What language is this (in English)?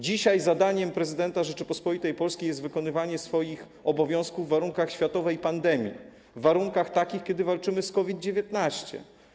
Polish